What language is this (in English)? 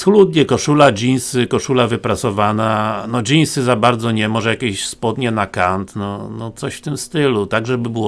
Polish